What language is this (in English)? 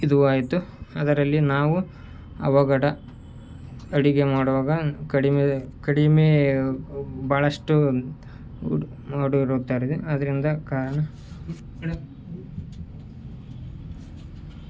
Kannada